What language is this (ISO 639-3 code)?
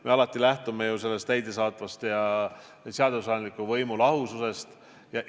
est